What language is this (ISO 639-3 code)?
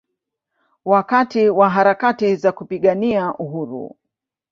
swa